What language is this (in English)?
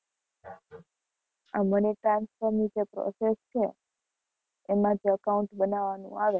Gujarati